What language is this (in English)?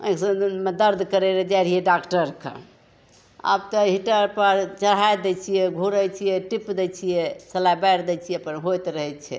Maithili